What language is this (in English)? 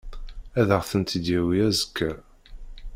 Kabyle